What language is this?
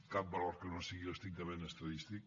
Catalan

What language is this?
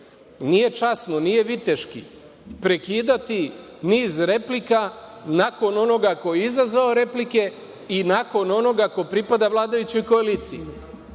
Serbian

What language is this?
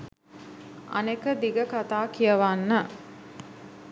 Sinhala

